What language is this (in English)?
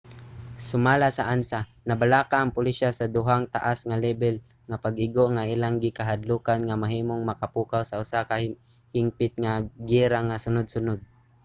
Cebuano